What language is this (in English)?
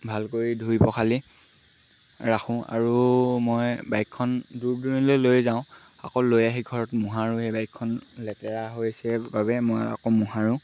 Assamese